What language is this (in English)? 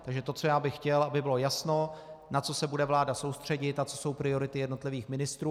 Czech